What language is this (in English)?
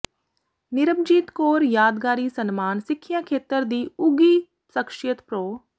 Punjabi